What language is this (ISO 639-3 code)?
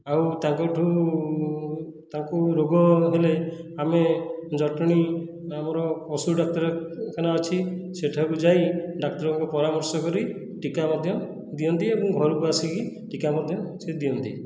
ori